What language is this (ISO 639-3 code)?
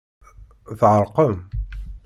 kab